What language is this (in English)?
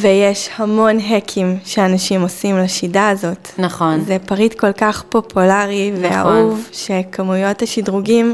Hebrew